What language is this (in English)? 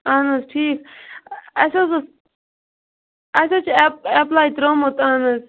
Kashmiri